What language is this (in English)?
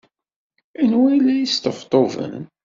Kabyle